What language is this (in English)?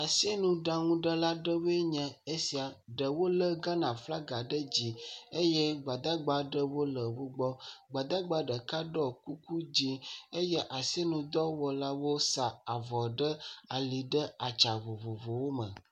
Ewe